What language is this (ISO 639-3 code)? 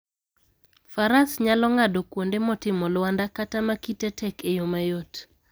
luo